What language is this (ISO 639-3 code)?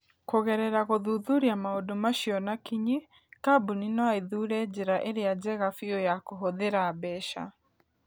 kik